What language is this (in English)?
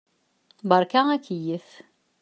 Kabyle